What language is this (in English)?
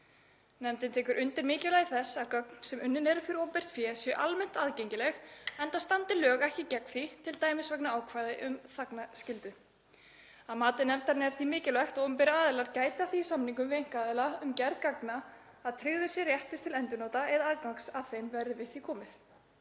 Icelandic